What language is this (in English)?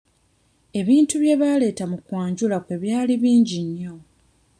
Ganda